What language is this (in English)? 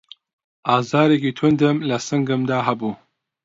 Central Kurdish